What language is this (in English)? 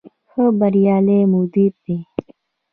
Pashto